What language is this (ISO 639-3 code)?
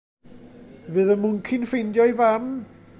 cym